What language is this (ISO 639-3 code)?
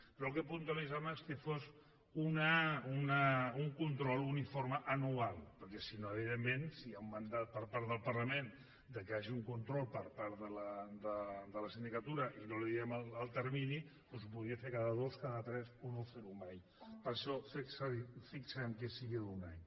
cat